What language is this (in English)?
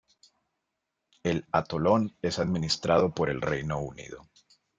Spanish